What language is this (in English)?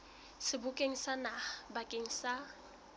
Southern Sotho